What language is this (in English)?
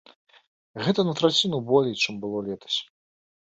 Belarusian